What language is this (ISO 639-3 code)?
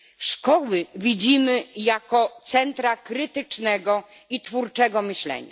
pol